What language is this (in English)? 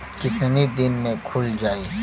Bhojpuri